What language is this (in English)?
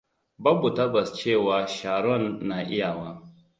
Hausa